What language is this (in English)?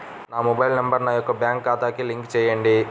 Telugu